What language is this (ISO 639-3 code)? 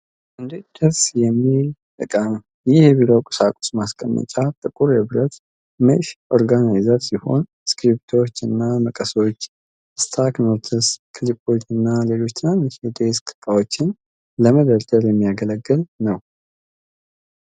amh